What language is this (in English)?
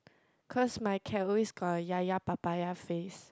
English